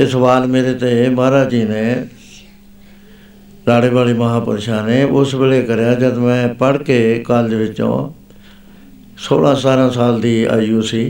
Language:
Punjabi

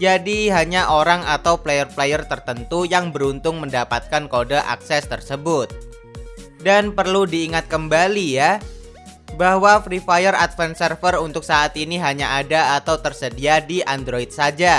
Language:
Indonesian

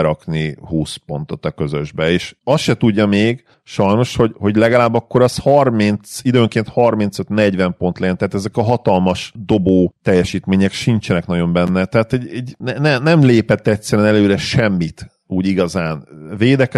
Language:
Hungarian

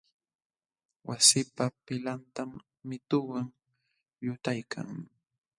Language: Jauja Wanca Quechua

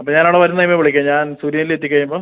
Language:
Malayalam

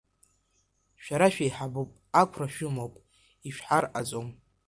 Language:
Abkhazian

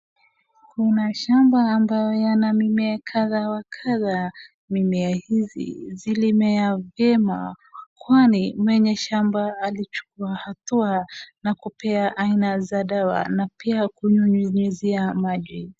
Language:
Swahili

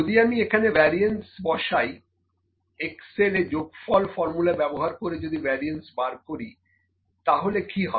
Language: Bangla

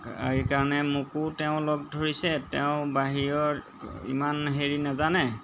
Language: Assamese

